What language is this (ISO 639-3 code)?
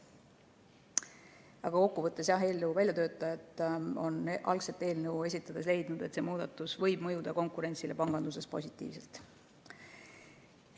est